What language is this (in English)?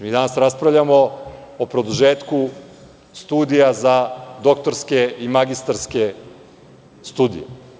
Serbian